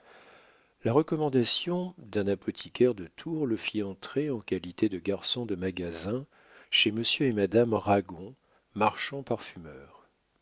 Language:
French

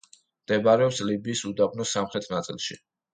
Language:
Georgian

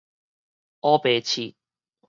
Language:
Min Nan Chinese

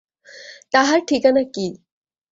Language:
Bangla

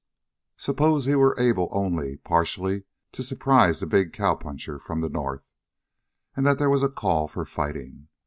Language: English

